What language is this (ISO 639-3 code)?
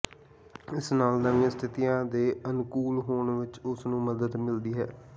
pan